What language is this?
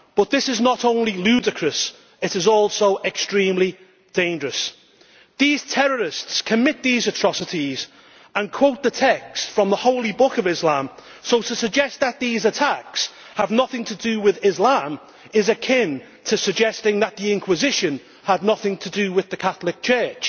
English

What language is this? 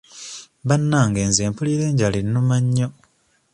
Ganda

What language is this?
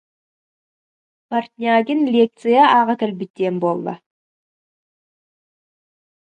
Yakut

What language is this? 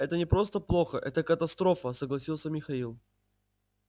Russian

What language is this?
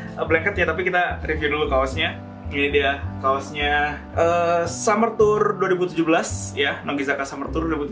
Indonesian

